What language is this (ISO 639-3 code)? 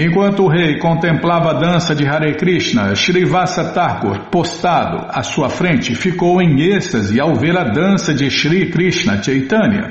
por